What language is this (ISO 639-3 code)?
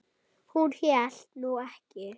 isl